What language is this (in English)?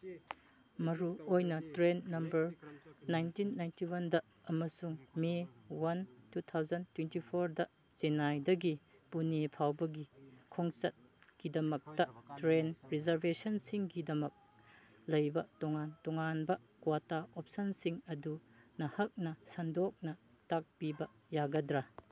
Manipuri